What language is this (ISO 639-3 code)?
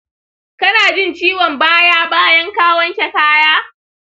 hau